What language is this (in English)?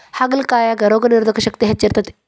Kannada